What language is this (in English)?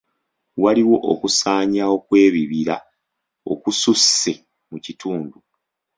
Ganda